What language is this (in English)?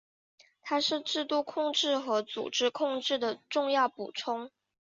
Chinese